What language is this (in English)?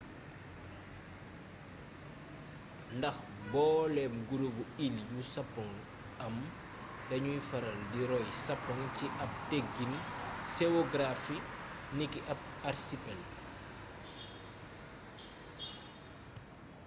Wolof